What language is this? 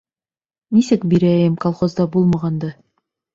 Bashkir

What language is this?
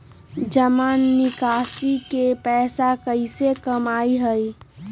Magahi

